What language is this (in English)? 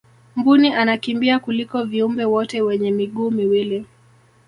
Swahili